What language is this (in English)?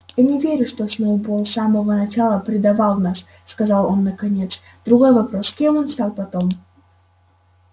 Russian